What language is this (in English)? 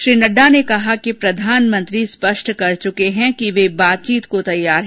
Hindi